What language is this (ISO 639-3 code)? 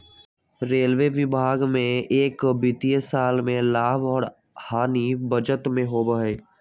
mag